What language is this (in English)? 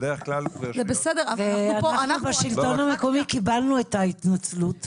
Hebrew